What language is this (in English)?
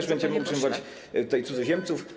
Polish